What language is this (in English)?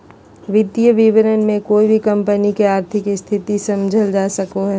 Magahi